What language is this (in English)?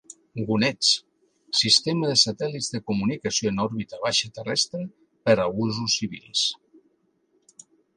Catalan